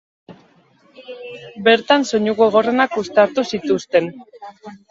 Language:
Basque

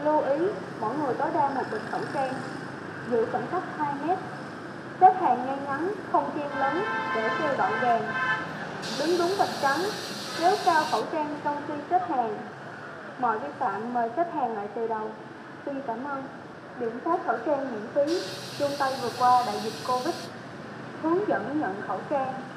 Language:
Vietnamese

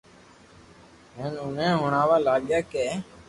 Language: Loarki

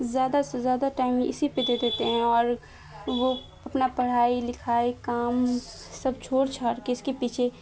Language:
Urdu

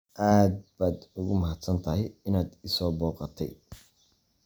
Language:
Somali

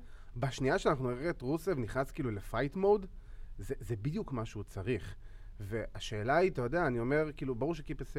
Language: Hebrew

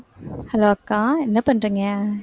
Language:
Tamil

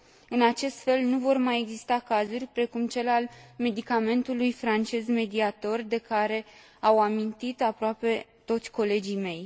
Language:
Romanian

